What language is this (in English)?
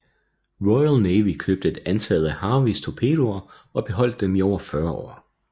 Danish